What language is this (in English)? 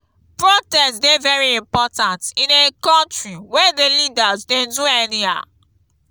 Nigerian Pidgin